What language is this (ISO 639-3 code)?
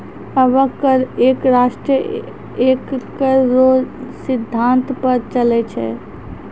mai